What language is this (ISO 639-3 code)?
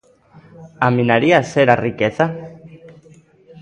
glg